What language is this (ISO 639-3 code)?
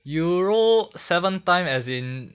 eng